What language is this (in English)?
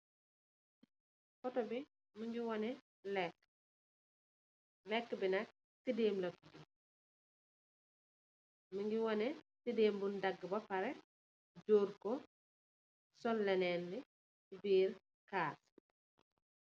Wolof